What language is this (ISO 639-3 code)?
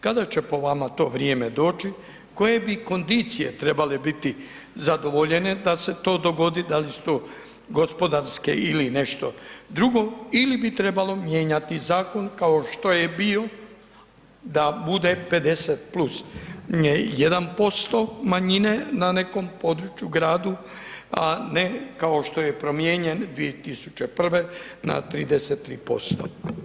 hrv